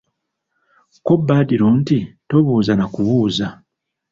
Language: Ganda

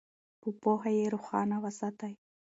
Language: Pashto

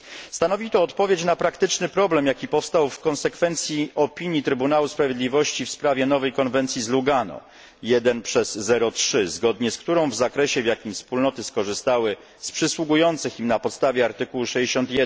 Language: Polish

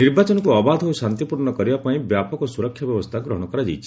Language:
Odia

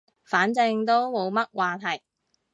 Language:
Cantonese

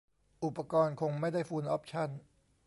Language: Thai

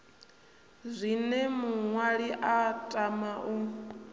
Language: Venda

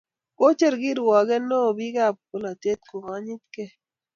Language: Kalenjin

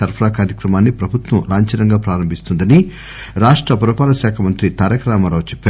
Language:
Telugu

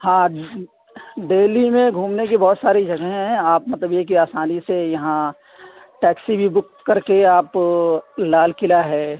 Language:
Urdu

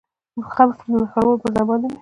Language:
Pashto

